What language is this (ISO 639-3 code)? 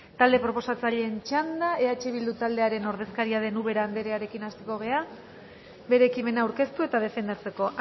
eus